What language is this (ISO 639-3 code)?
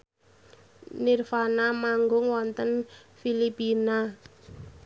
jav